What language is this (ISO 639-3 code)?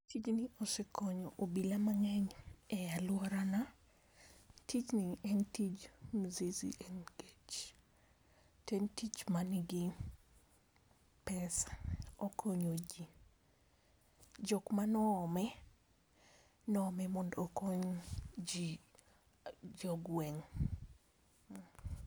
luo